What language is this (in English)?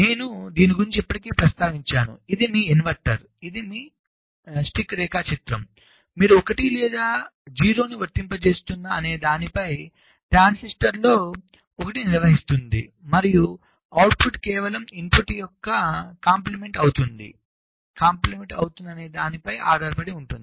Telugu